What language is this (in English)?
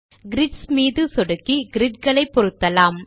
Tamil